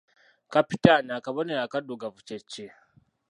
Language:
Ganda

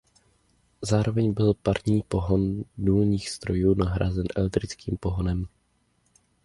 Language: Czech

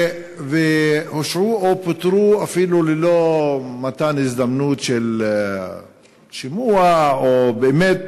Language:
Hebrew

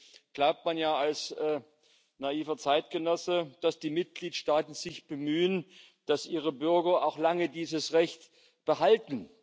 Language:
German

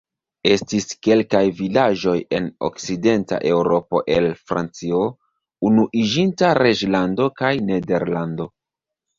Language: Esperanto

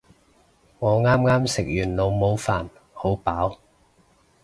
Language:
Cantonese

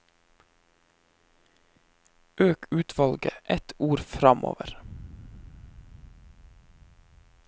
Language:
Norwegian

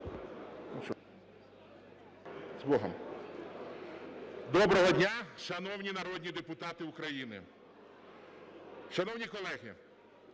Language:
Ukrainian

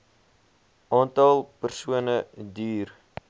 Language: Afrikaans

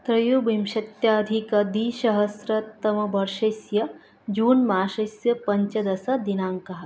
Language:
Sanskrit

